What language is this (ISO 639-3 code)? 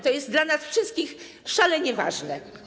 pol